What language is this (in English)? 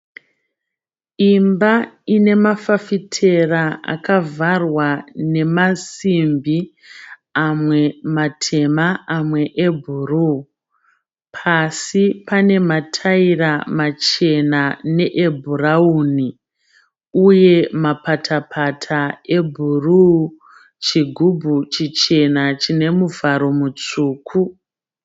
Shona